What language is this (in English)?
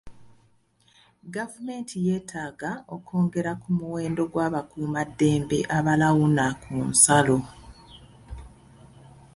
Ganda